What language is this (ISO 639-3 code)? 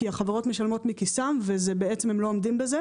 heb